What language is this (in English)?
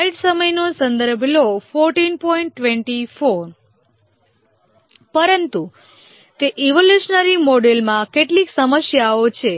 Gujarati